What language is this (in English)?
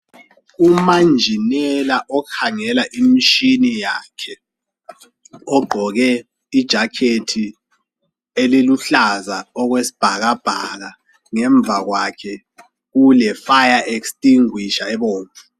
North Ndebele